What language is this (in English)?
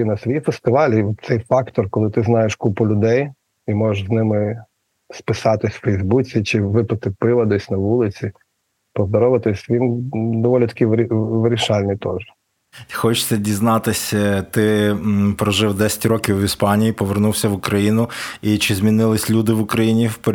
Ukrainian